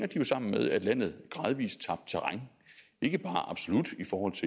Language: Danish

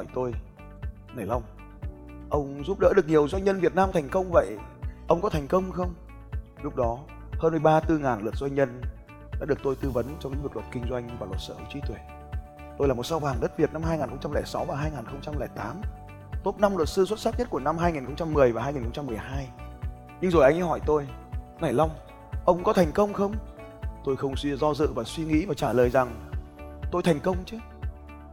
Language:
Vietnamese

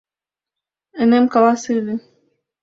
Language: Mari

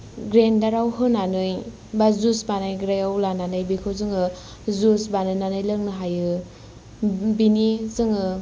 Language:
Bodo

